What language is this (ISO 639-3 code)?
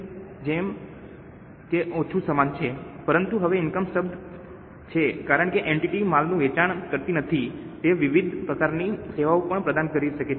guj